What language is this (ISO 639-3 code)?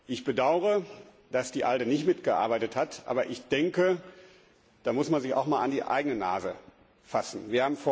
deu